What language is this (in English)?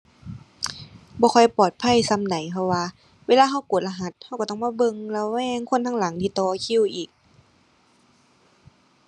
Thai